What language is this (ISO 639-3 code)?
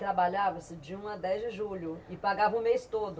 por